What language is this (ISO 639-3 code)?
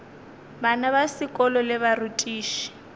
nso